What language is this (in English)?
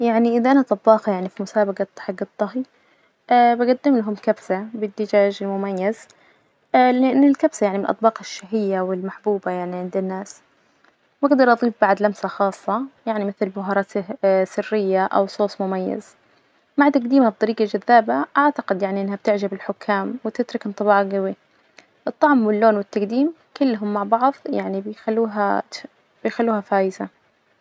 Najdi Arabic